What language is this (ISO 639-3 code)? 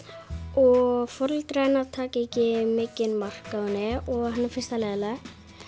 isl